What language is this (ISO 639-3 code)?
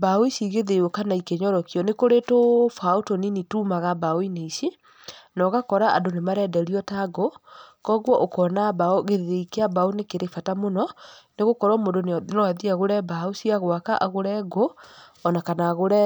kik